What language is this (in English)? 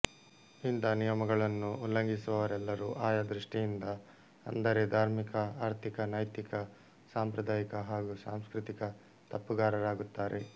Kannada